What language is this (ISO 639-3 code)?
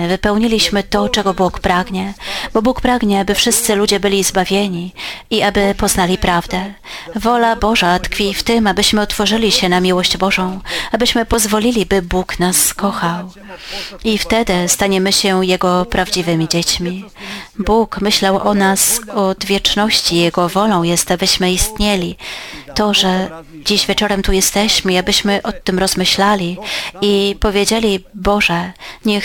pol